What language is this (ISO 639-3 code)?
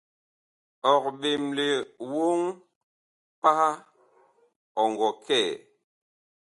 bkh